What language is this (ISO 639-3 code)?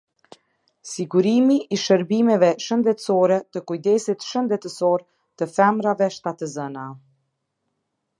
sqi